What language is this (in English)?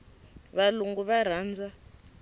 Tsonga